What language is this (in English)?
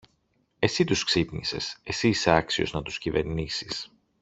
Greek